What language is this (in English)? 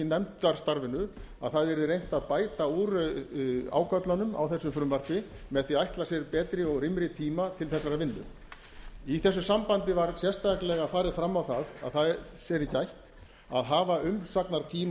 Icelandic